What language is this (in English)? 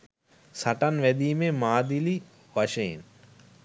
Sinhala